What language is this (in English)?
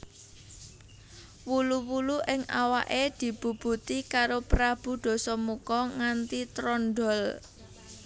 Javanese